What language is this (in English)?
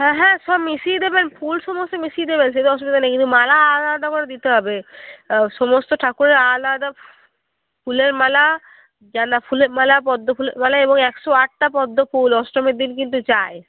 Bangla